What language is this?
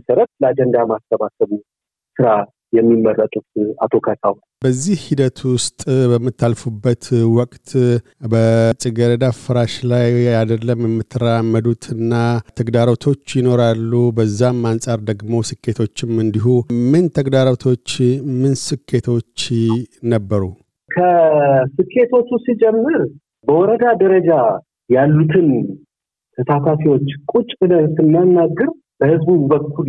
Amharic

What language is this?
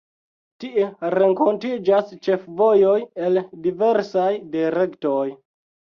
Esperanto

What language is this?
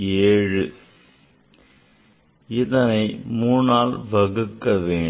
Tamil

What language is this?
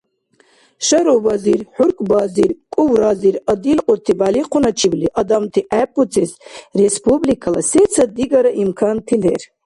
Dargwa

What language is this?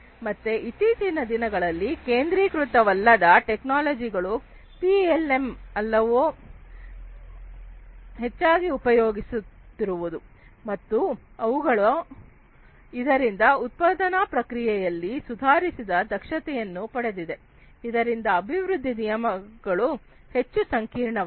Kannada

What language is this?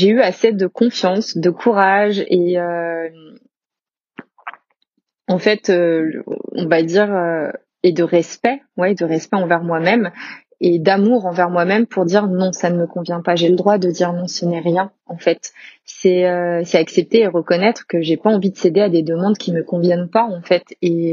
French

